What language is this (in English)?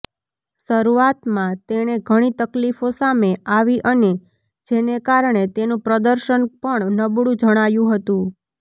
Gujarati